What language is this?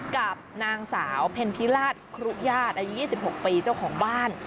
Thai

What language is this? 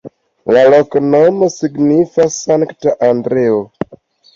Esperanto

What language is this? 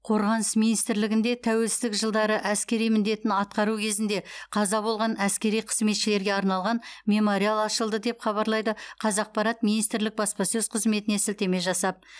Kazakh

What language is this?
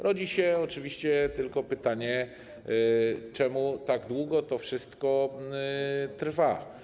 Polish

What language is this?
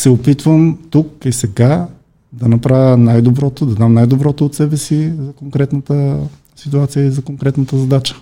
Bulgarian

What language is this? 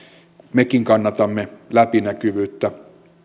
Finnish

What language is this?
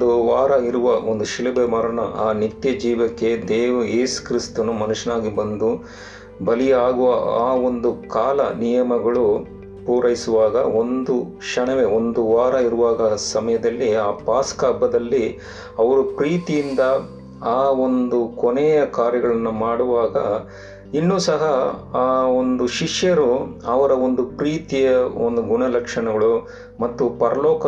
Kannada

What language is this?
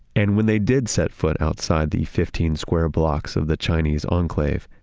English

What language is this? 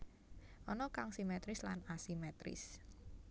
Javanese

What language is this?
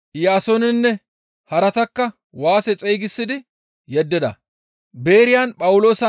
Gamo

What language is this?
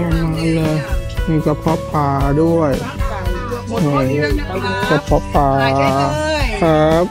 Thai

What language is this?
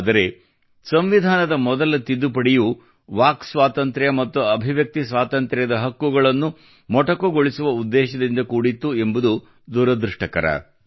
Kannada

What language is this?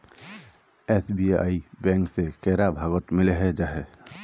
Magahi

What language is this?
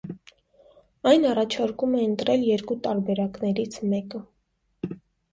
Armenian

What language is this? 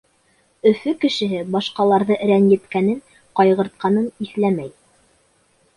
Bashkir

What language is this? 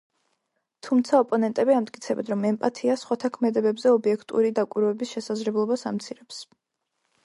Georgian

